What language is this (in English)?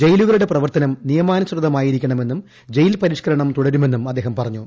Malayalam